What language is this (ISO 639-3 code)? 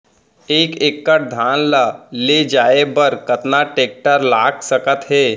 hne